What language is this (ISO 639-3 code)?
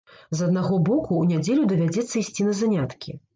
bel